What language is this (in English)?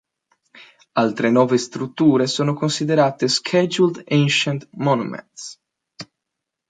Italian